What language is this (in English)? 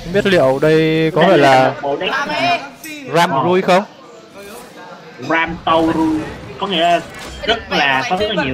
Vietnamese